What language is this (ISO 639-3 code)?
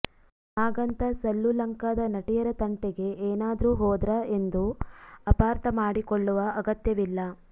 kan